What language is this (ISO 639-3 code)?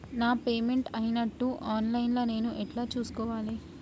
tel